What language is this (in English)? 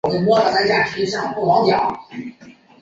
Chinese